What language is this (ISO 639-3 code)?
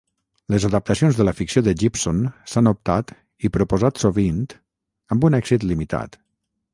cat